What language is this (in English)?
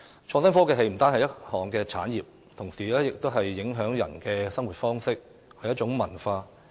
Cantonese